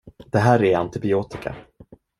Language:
Swedish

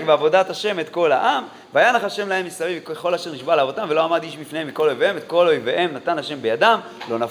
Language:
Hebrew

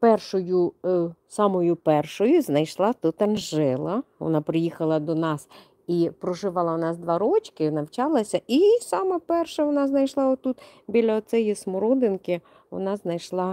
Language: Ukrainian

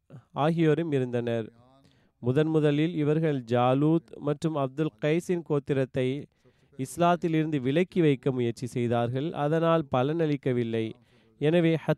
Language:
Tamil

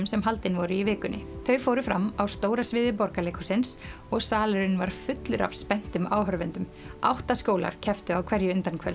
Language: Icelandic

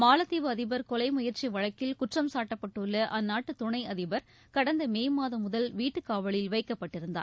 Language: Tamil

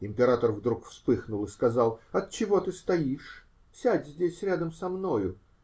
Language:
Russian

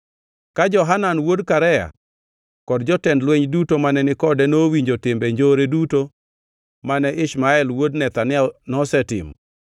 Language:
Luo (Kenya and Tanzania)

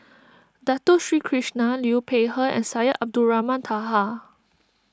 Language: English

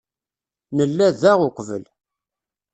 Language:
Kabyle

